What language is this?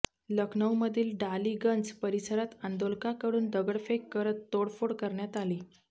Marathi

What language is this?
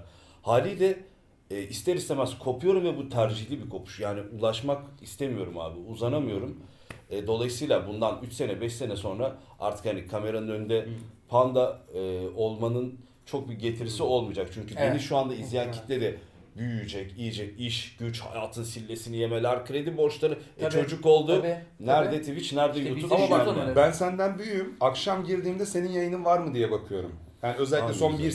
Turkish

